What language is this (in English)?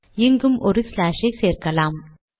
Tamil